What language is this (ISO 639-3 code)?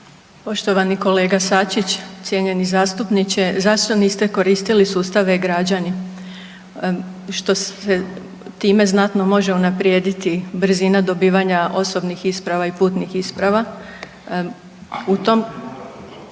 hrv